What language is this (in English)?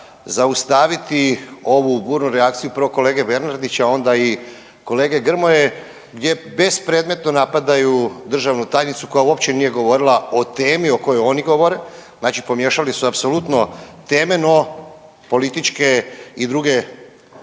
Croatian